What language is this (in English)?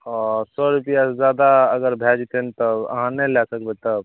Maithili